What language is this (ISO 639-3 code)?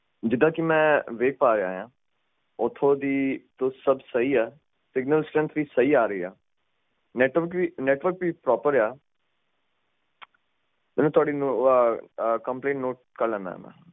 pan